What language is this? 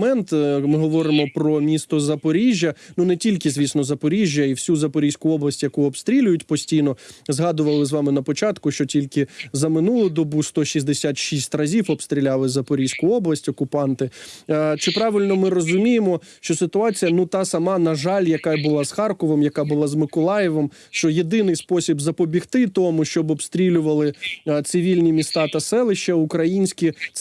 Ukrainian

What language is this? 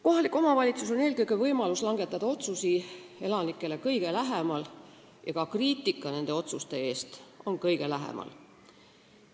Estonian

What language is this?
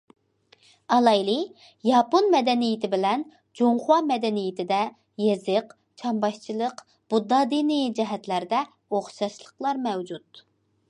Uyghur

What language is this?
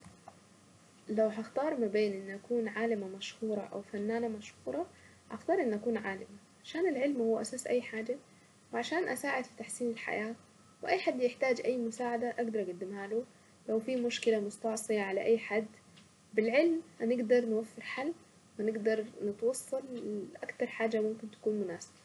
Saidi Arabic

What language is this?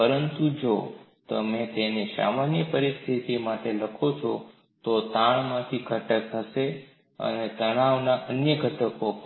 Gujarati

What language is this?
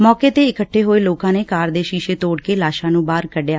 Punjabi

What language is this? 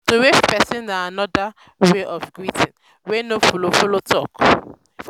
Nigerian Pidgin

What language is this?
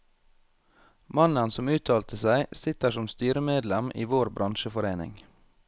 Norwegian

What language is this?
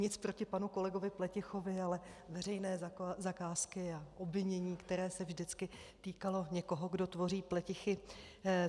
Czech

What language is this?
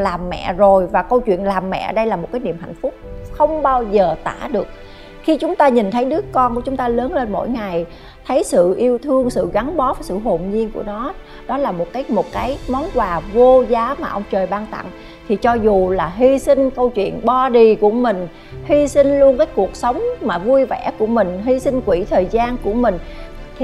Vietnamese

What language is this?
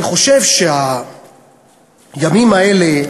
Hebrew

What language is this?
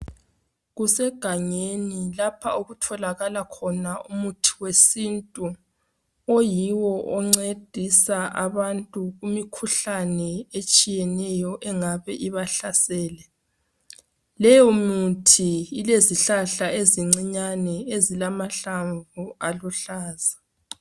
North Ndebele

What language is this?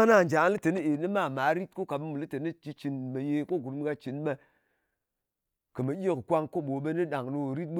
Ngas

